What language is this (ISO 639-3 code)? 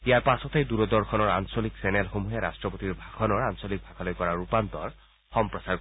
asm